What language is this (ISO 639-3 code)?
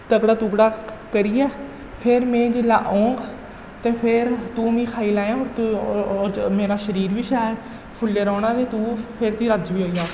doi